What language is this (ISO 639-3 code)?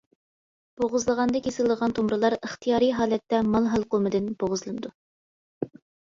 uig